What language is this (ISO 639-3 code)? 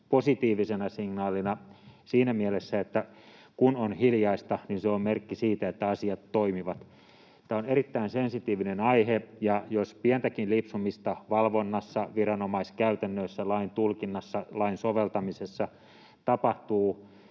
fin